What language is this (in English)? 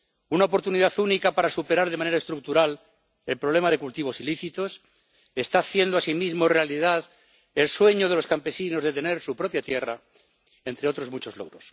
Spanish